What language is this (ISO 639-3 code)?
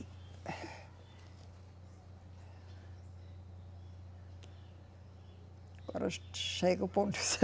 por